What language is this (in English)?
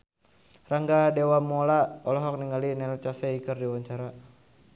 Sundanese